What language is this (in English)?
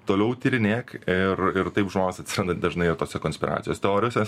Lithuanian